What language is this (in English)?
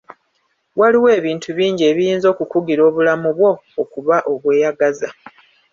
Ganda